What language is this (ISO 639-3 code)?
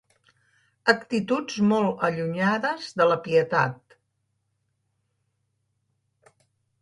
cat